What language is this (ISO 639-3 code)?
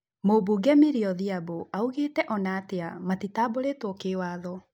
kik